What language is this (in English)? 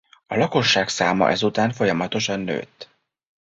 Hungarian